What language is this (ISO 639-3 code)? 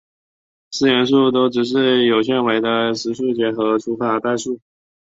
zho